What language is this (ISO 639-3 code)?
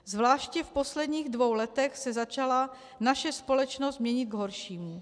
ces